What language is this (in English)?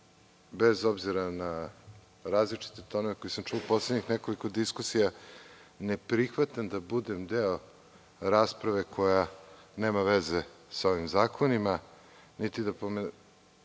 Serbian